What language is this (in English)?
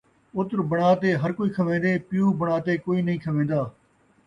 Saraiki